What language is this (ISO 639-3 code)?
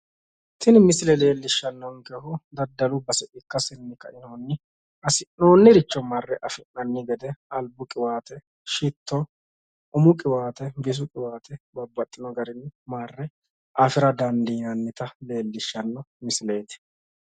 sid